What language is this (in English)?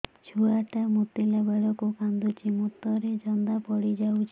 Odia